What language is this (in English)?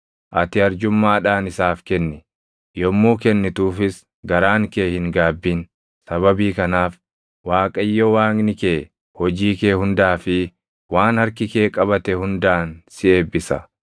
Oromo